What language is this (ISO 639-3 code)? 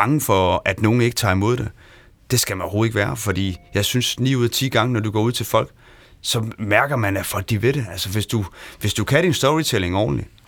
dan